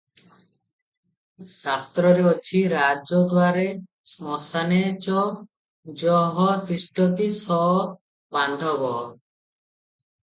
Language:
Odia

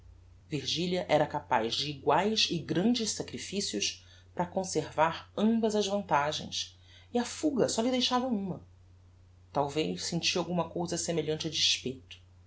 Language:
Portuguese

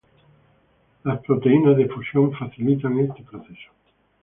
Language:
Spanish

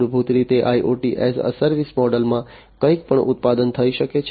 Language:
Gujarati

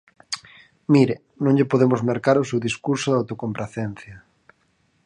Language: Galician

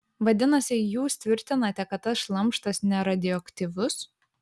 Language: Lithuanian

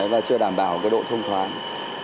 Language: Vietnamese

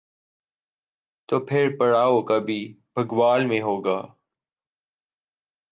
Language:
Urdu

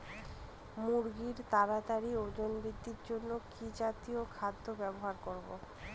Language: Bangla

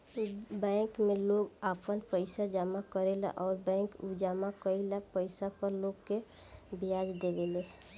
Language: Bhojpuri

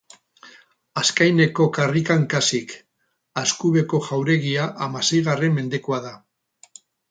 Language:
Basque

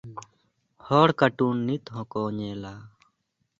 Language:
Santali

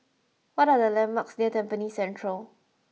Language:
English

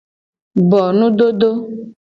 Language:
Gen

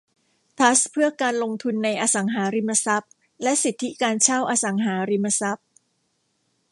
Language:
Thai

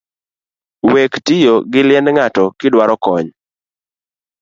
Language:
Luo (Kenya and Tanzania)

